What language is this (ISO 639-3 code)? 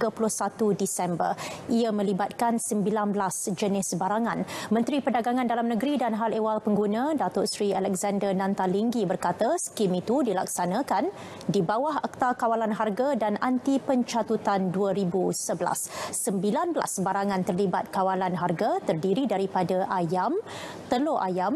msa